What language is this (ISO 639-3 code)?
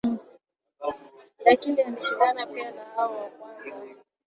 swa